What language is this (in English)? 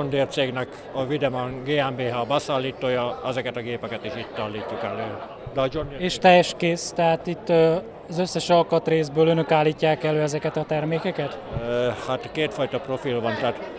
Hungarian